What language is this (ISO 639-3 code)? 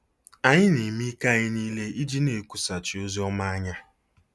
ibo